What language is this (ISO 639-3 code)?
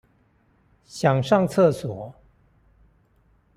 zho